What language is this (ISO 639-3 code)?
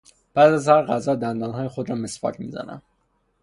fas